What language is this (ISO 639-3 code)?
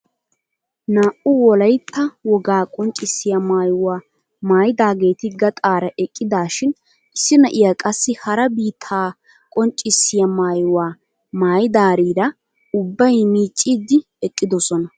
wal